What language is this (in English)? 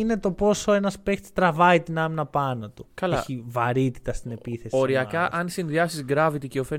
Greek